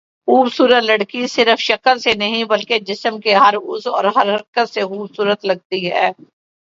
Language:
Urdu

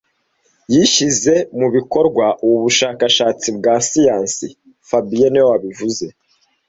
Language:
Kinyarwanda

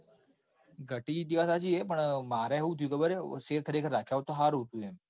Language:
Gujarati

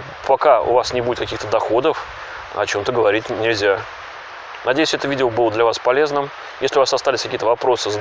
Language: Russian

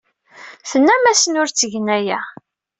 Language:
Kabyle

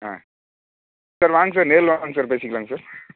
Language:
Tamil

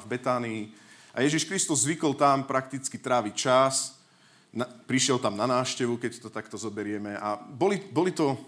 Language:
Slovak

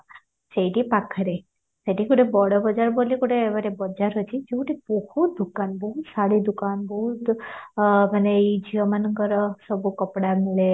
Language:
Odia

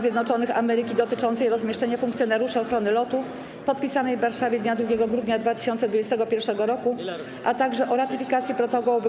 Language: Polish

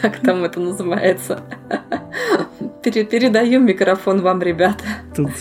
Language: Russian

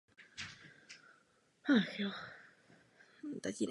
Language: Czech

